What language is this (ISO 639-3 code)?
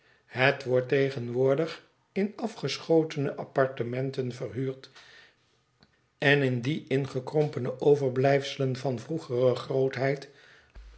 nld